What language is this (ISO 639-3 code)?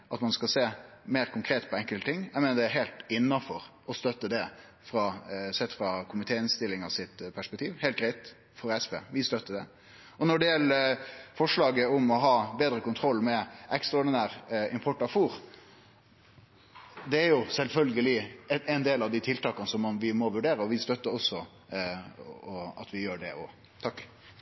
nno